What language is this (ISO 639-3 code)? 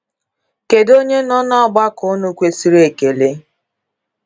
ibo